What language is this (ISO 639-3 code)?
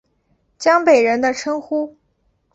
zho